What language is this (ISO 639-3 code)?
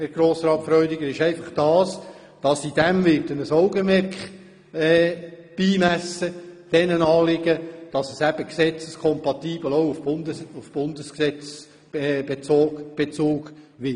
gsw